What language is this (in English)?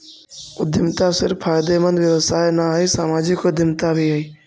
Magahi